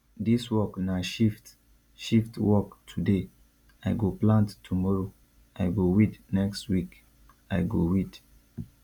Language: Nigerian Pidgin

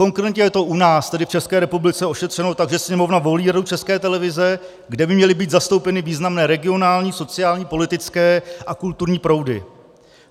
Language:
Czech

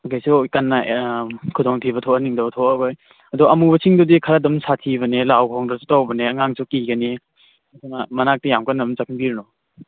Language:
Manipuri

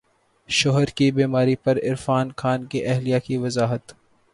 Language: Urdu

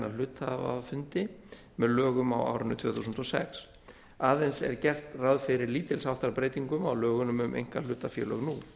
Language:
Icelandic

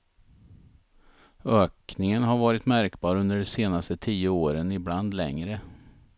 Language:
Swedish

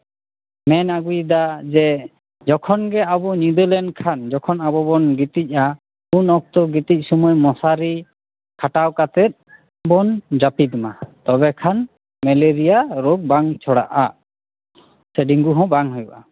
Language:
Santali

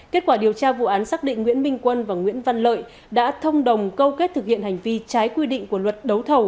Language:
Vietnamese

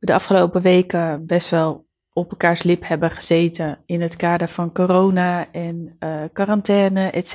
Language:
Dutch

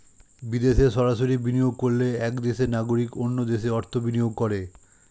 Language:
Bangla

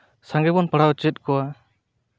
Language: Santali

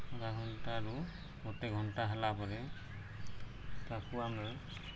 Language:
Odia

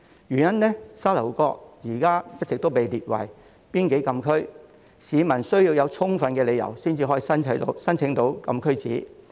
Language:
Cantonese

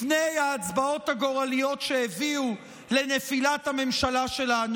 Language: Hebrew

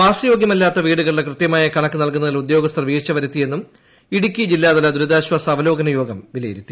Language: Malayalam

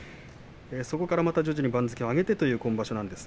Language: Japanese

